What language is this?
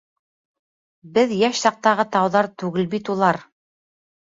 Bashkir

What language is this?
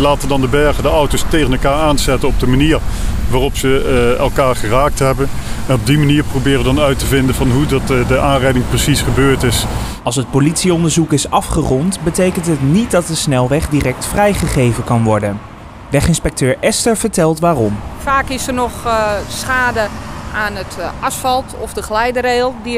Dutch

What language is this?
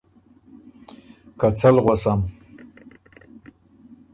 Ormuri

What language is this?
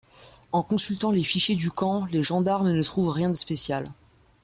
French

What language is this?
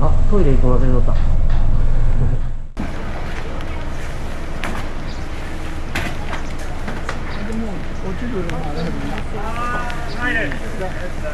Japanese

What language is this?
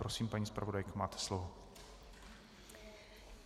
Czech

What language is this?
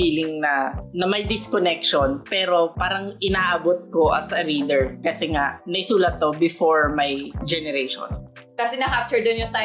Filipino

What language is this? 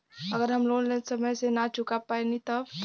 Bhojpuri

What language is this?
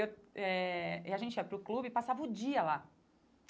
Portuguese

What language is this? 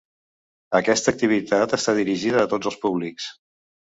Catalan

